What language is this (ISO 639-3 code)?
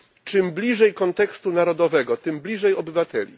pol